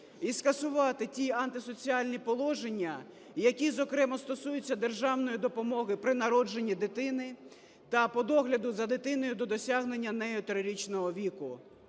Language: Ukrainian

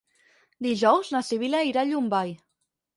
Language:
Catalan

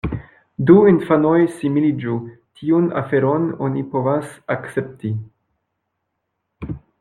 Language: Esperanto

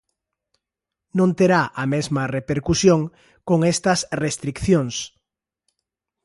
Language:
Galician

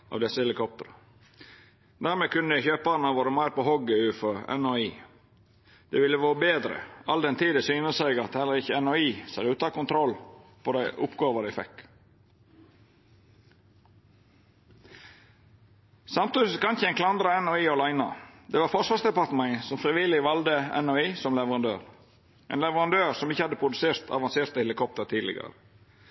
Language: Norwegian Nynorsk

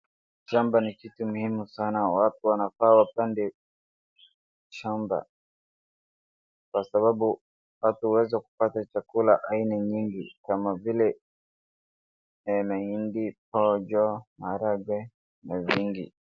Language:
Swahili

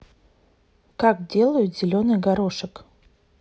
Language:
Russian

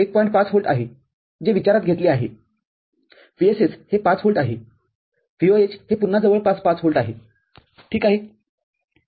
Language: Marathi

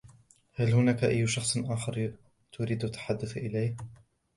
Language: Arabic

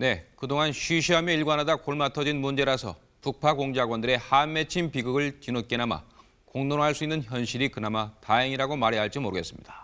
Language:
Korean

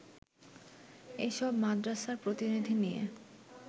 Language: Bangla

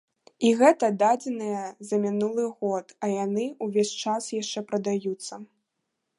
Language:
Belarusian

